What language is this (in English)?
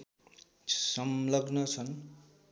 Nepali